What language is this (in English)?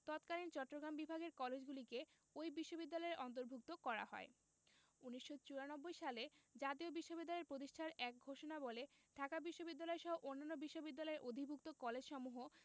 Bangla